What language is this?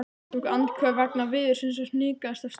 Icelandic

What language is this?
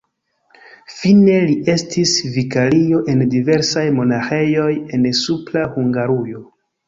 Esperanto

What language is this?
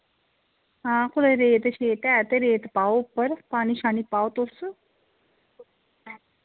Dogri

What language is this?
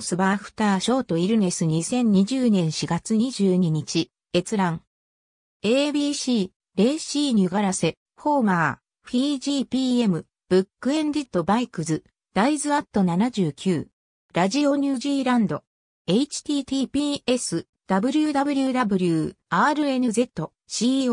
Japanese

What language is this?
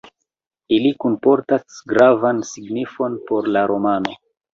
Esperanto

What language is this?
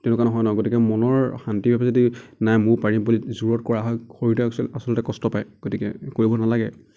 Assamese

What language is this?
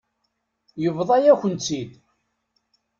Kabyle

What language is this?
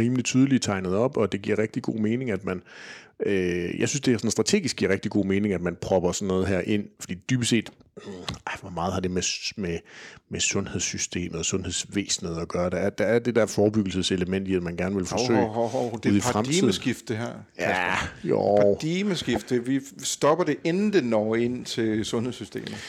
Danish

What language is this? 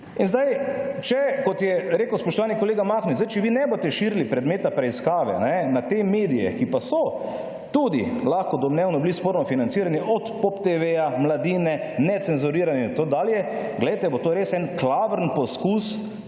Slovenian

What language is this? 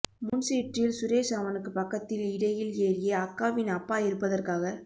Tamil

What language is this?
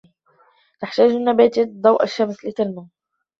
Arabic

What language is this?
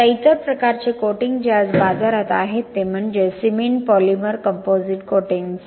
Marathi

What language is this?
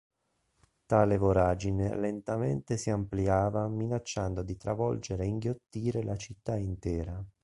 Italian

